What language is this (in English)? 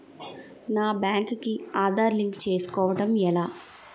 Telugu